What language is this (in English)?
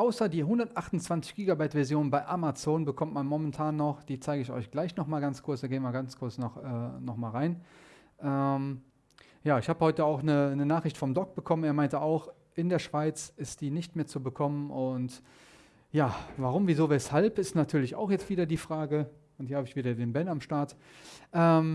German